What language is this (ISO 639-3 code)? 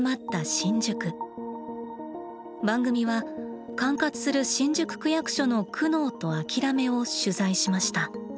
jpn